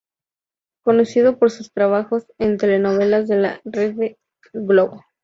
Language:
Spanish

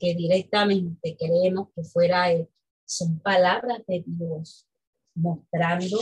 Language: Spanish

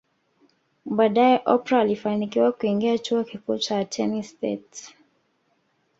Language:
Swahili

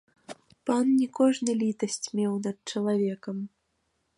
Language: Belarusian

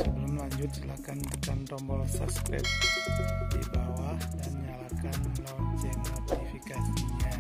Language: Indonesian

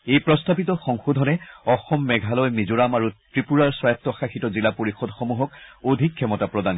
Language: Assamese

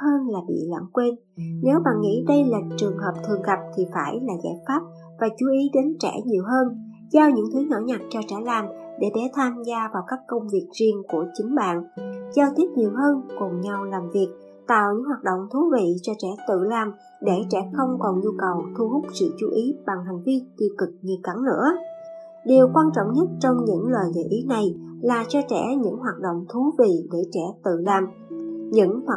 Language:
Vietnamese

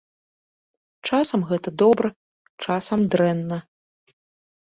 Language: Belarusian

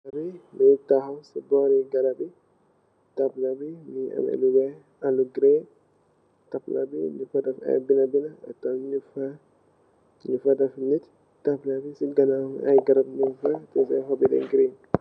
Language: Wolof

